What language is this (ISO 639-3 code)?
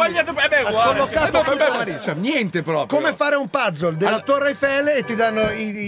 ita